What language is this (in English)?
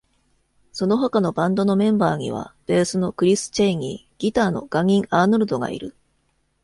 Japanese